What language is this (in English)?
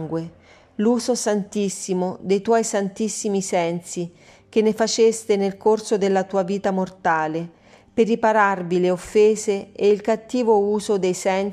Italian